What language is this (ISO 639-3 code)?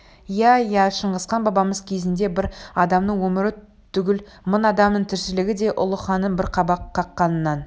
kaz